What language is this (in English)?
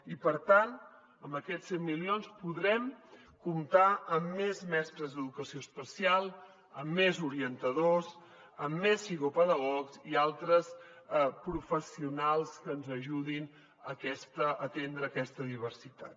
Catalan